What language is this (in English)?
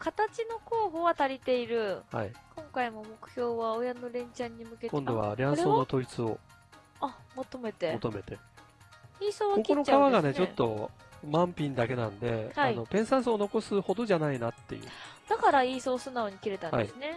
Japanese